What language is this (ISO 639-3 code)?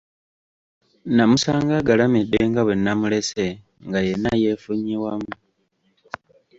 lug